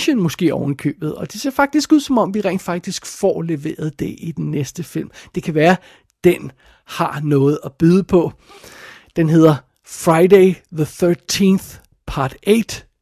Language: Danish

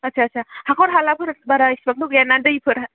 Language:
Bodo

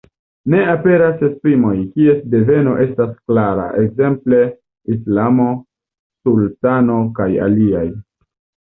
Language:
Esperanto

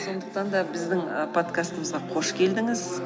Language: Kazakh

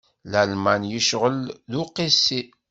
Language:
Kabyle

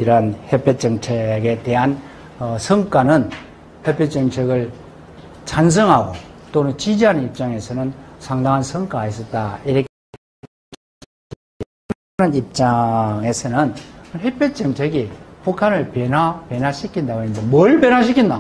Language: Korean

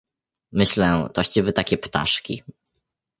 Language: Polish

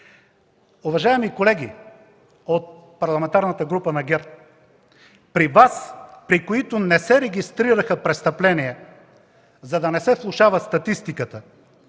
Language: Bulgarian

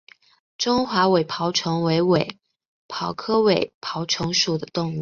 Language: Chinese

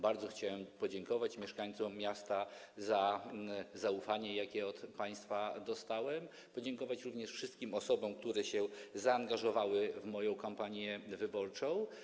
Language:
Polish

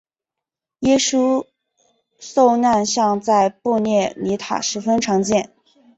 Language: Chinese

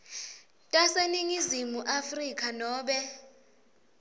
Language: Swati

